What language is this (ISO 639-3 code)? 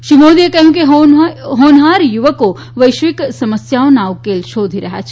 guj